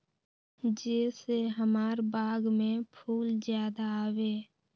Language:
Magahi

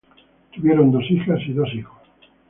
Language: Spanish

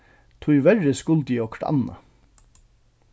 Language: Faroese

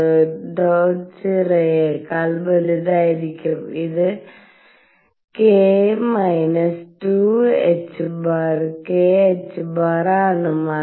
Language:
Malayalam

